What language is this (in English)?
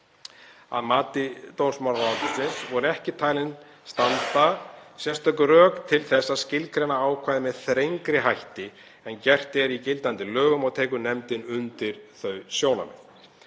Icelandic